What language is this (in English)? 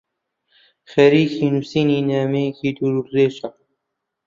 Central Kurdish